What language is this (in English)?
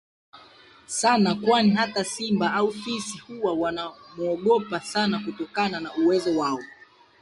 Swahili